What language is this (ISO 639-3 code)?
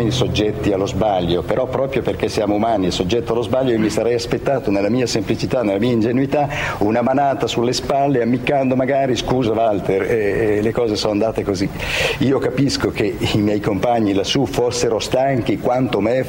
ita